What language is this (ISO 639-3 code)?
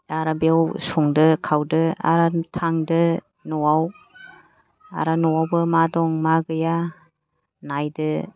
brx